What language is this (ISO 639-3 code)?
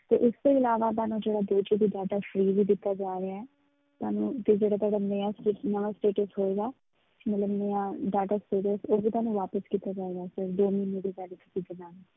pan